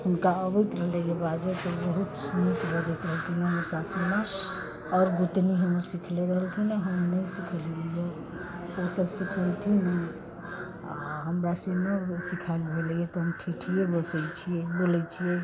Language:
Maithili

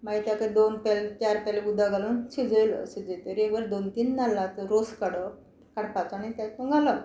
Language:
Konkani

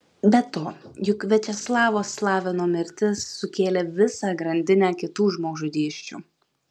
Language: Lithuanian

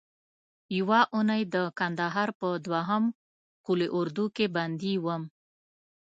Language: Pashto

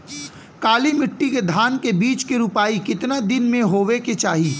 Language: Bhojpuri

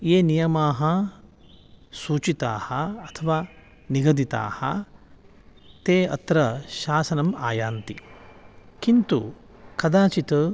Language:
Sanskrit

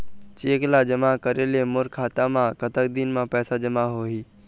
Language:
Chhattisgarhi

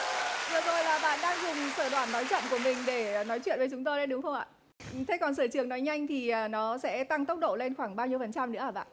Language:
Vietnamese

